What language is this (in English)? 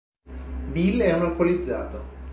Italian